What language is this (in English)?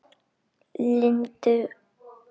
Icelandic